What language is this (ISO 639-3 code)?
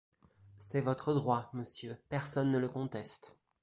fra